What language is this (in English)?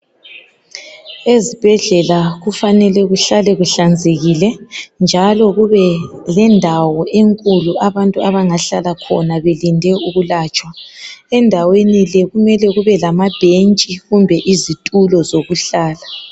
North Ndebele